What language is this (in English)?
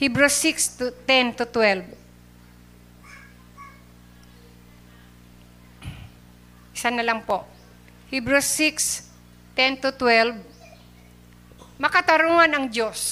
Filipino